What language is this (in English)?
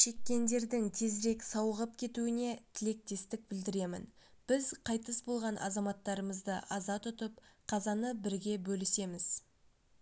Kazakh